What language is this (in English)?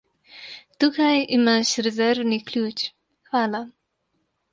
Slovenian